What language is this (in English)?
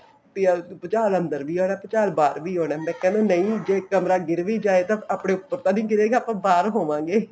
Punjabi